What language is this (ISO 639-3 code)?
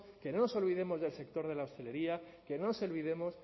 spa